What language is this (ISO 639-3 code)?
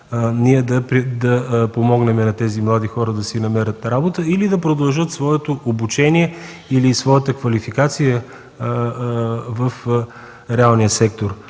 bul